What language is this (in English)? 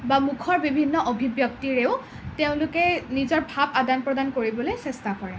Assamese